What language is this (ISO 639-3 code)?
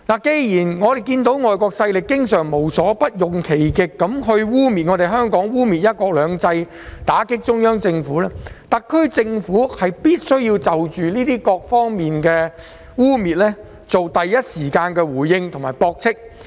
yue